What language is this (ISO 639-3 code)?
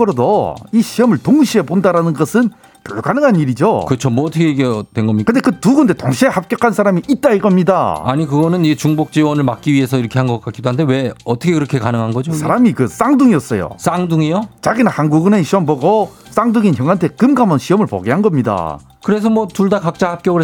kor